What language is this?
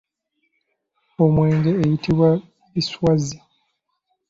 Ganda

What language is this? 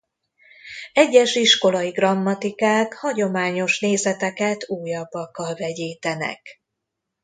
Hungarian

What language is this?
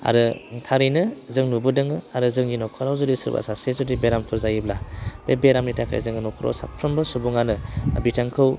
Bodo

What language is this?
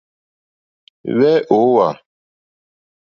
Mokpwe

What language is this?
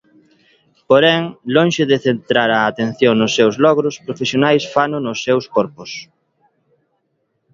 Galician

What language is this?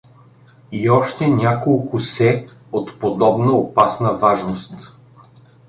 Bulgarian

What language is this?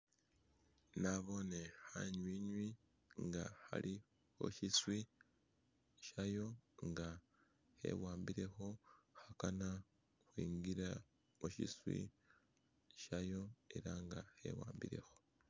Masaaba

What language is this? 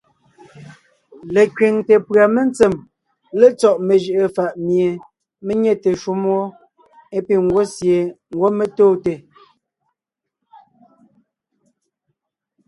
Ngiemboon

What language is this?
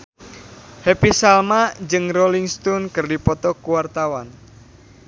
Sundanese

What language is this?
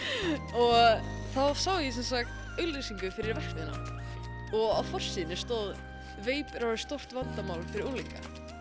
Icelandic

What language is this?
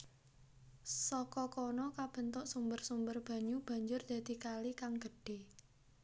Javanese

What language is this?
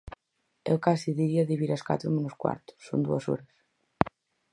Galician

